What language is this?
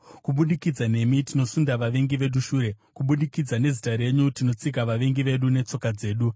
Shona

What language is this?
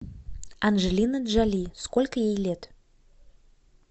Russian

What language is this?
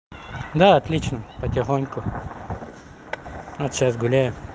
Russian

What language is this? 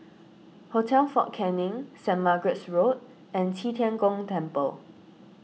English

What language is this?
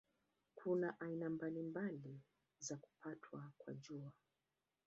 Swahili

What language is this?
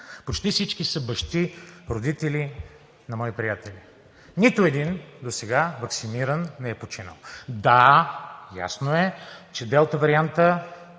Bulgarian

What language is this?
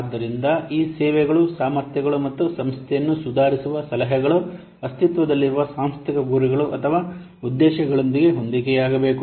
Kannada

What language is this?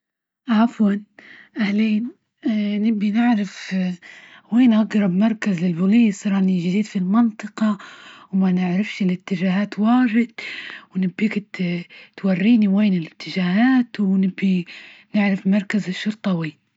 Libyan Arabic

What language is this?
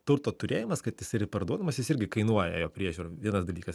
Lithuanian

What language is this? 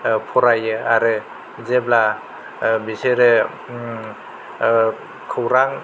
Bodo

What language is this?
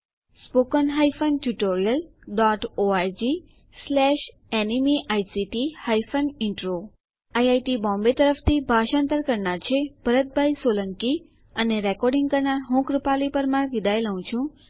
Gujarati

